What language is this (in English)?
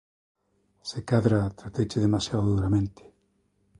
Galician